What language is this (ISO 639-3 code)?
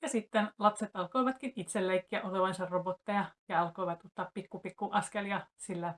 fin